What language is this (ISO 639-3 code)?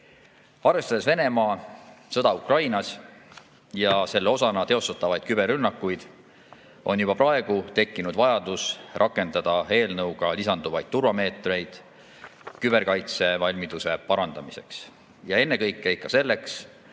est